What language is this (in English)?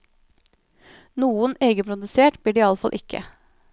Norwegian